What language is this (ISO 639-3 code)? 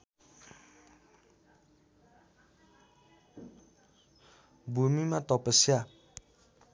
nep